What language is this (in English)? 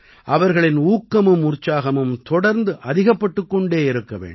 Tamil